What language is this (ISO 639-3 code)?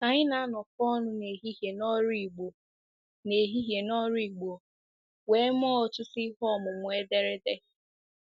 ibo